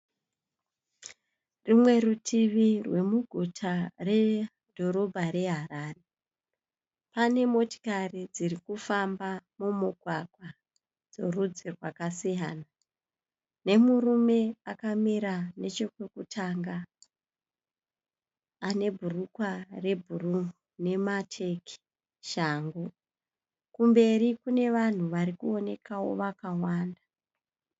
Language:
Shona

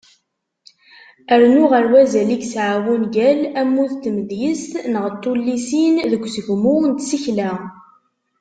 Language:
Kabyle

